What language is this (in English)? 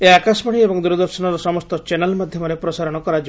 Odia